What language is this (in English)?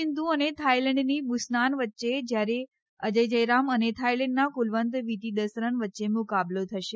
Gujarati